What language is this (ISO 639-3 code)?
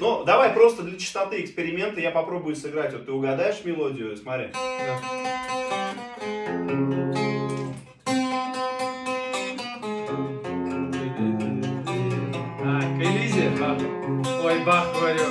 rus